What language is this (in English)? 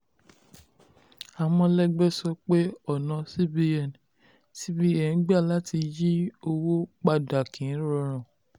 Yoruba